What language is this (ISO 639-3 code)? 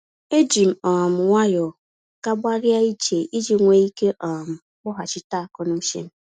ibo